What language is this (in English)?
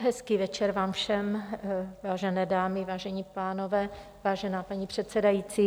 Czech